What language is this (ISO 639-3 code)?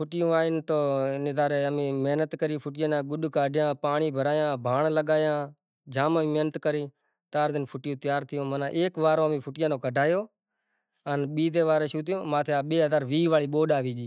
gjk